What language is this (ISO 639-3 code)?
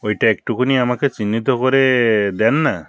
ben